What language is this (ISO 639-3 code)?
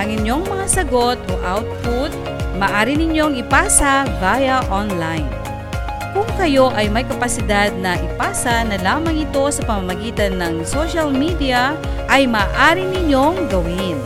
fil